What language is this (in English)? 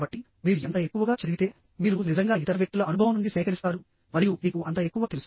Telugu